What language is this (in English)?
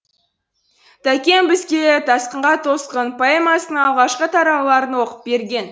Kazakh